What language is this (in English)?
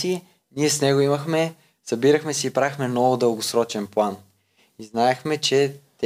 Bulgarian